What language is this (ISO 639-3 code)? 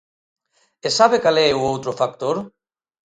glg